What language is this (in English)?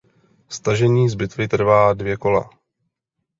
Czech